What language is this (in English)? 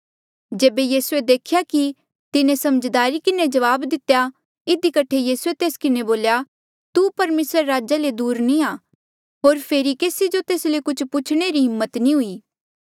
Mandeali